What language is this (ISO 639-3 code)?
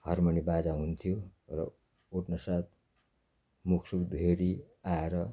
nep